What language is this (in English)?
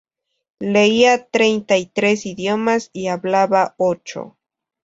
Spanish